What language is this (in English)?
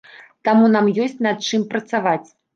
Belarusian